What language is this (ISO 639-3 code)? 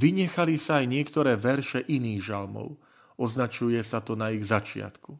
slk